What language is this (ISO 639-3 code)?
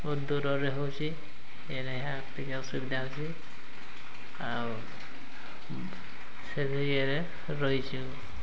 ori